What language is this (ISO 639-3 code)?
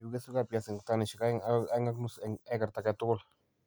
kln